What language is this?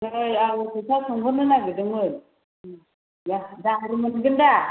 Bodo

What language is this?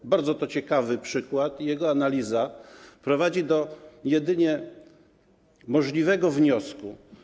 Polish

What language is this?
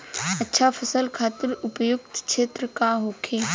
Bhojpuri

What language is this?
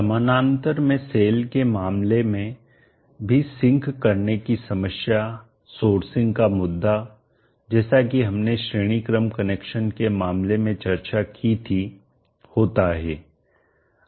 Hindi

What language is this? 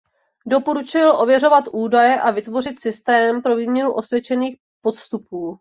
Czech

